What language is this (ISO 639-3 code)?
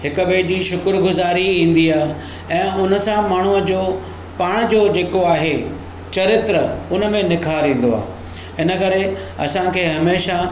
snd